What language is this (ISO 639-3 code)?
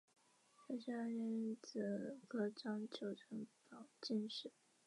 zho